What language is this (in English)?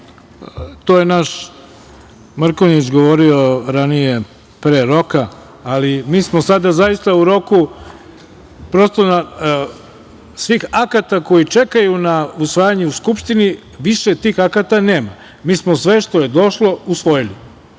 Serbian